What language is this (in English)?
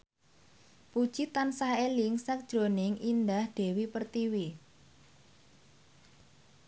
Javanese